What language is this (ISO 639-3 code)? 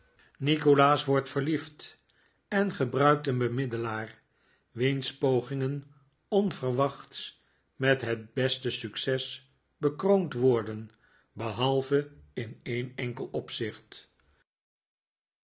nld